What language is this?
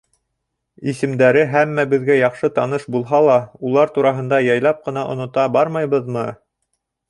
Bashkir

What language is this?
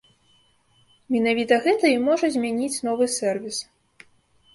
Belarusian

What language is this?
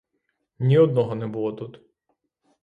Ukrainian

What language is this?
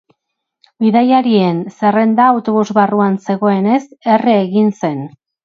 Basque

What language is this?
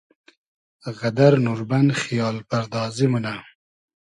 Hazaragi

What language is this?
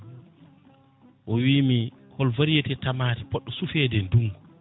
Fula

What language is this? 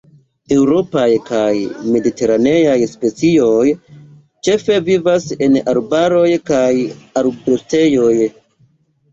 Esperanto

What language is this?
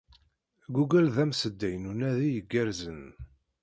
Kabyle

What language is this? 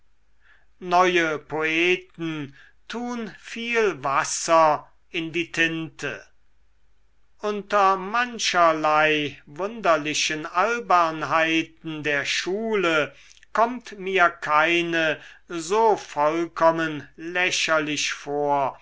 German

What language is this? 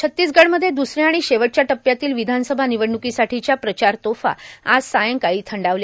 Marathi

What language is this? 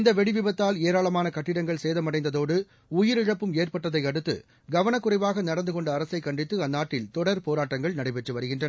Tamil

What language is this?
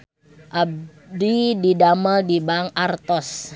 Sundanese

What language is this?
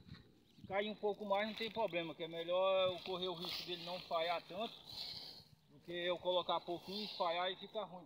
Portuguese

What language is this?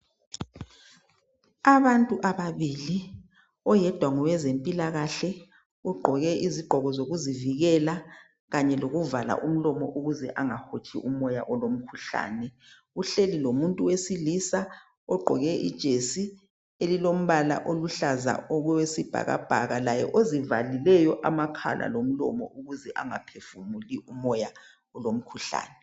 North Ndebele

